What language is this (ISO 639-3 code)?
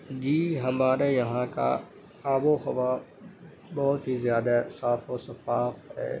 urd